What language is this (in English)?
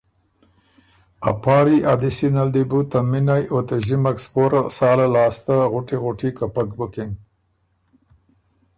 Ormuri